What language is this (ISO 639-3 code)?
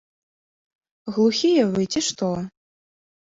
bel